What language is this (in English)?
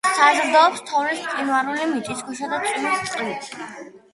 Georgian